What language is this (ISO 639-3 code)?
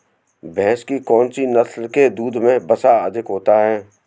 hin